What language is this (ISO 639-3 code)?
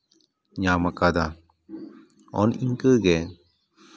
sat